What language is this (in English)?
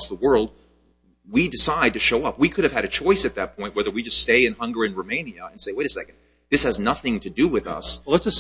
English